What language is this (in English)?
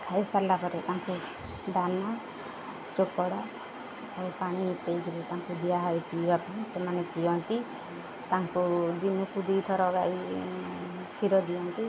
Odia